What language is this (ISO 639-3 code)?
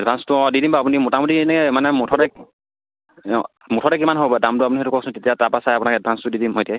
asm